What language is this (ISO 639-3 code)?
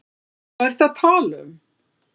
isl